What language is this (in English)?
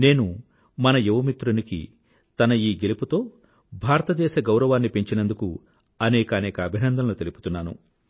Telugu